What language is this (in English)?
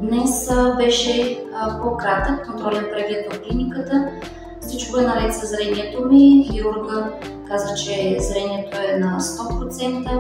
Bulgarian